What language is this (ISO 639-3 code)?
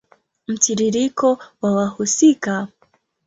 swa